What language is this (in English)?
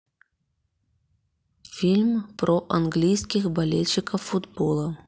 Russian